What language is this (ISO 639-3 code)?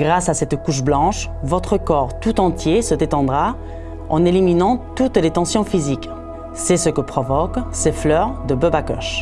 fra